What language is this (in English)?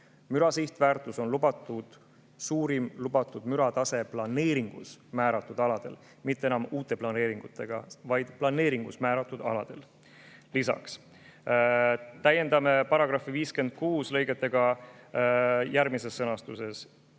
Estonian